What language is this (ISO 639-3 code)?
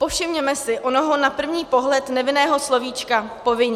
ces